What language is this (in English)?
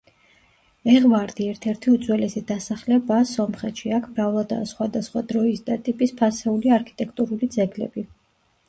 Georgian